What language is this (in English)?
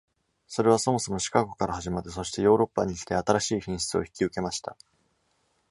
Japanese